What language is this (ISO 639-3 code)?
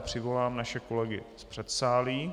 ces